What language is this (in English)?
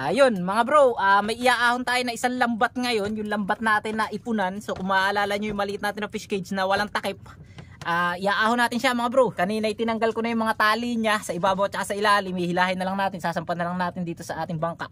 Filipino